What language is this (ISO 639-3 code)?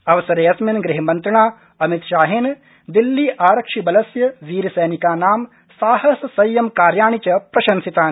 san